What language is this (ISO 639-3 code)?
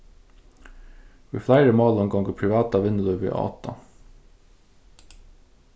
fao